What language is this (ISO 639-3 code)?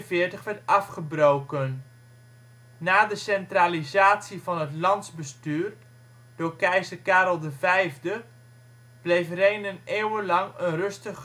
nld